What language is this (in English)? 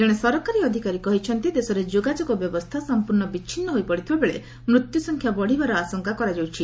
Odia